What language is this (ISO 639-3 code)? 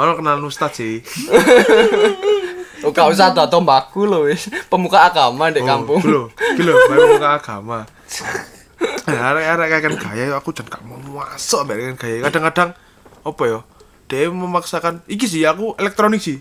ind